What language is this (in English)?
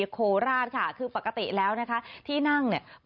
Thai